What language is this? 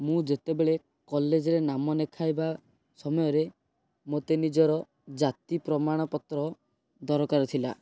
Odia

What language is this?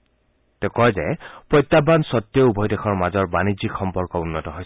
Assamese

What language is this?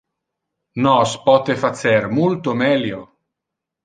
Interlingua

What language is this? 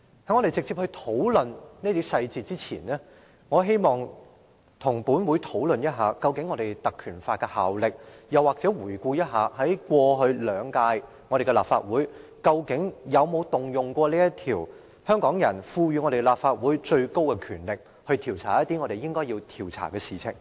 Cantonese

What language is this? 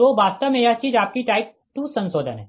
Hindi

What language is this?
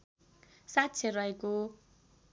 Nepali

